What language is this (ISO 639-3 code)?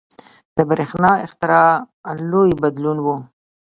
pus